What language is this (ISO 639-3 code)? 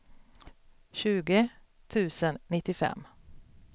swe